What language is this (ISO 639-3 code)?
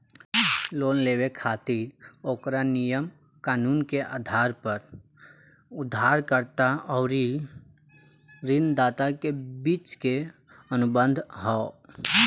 bho